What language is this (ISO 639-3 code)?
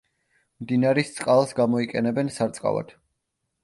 kat